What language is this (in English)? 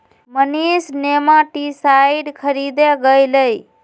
Magahi